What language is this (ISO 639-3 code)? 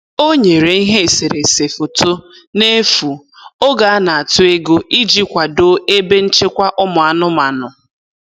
ibo